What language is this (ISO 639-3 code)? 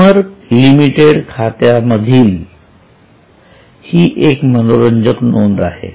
mar